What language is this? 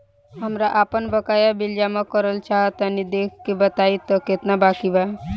Bhojpuri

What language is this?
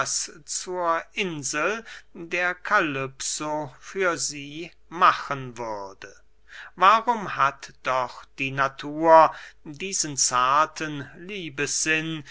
German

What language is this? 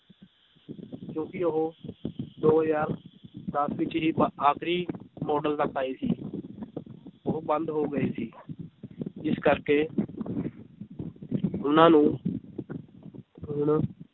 Punjabi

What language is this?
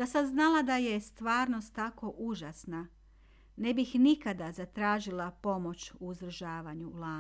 Croatian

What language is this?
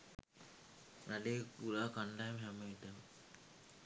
Sinhala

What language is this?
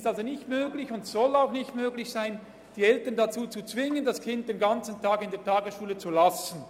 Swiss German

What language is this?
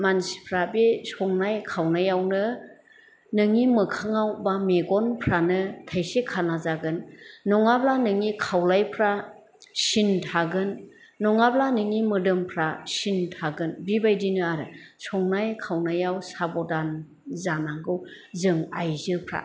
Bodo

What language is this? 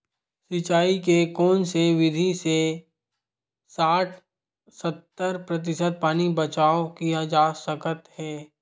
Chhattisgarhi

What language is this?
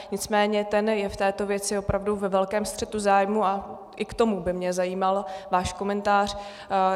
Czech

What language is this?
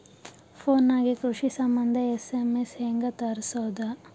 Kannada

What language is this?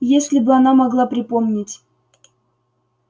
Russian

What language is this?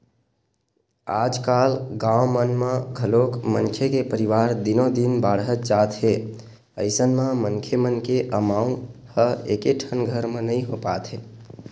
Chhattisgarhi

